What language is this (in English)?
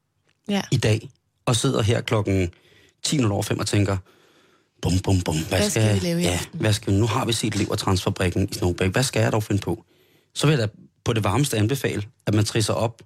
Danish